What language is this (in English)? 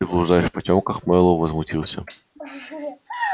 Russian